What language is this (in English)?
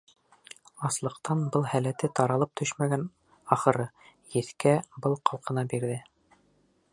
Bashkir